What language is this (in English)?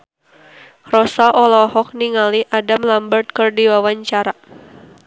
Sundanese